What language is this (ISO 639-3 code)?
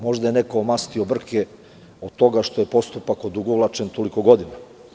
srp